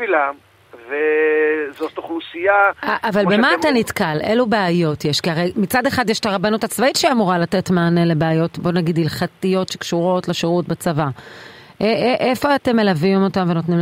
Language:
Hebrew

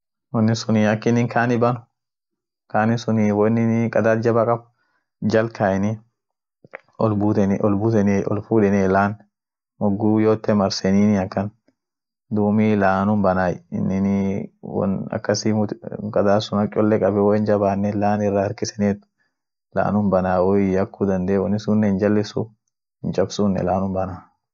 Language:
Orma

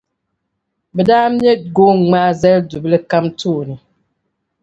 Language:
Dagbani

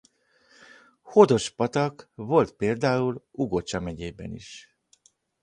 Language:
Hungarian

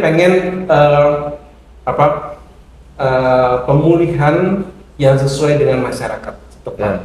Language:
Indonesian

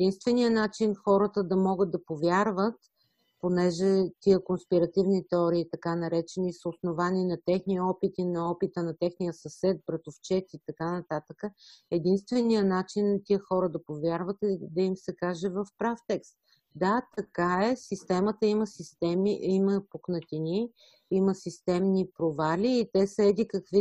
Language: Bulgarian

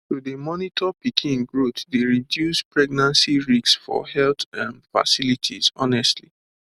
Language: Nigerian Pidgin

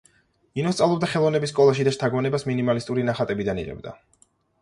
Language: Georgian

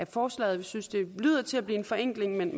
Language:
Danish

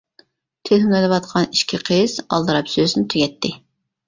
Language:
Uyghur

